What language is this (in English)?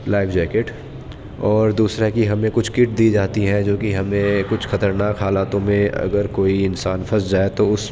Urdu